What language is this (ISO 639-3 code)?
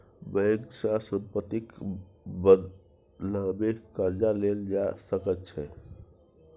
mai